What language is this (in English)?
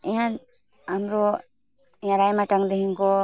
Nepali